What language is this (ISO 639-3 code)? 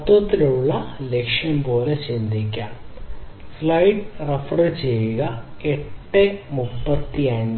mal